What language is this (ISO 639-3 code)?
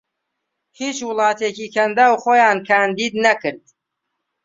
ckb